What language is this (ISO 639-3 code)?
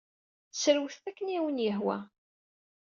kab